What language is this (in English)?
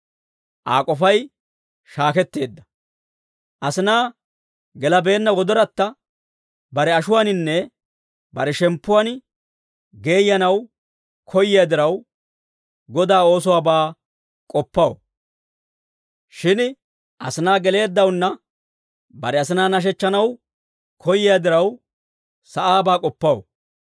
Dawro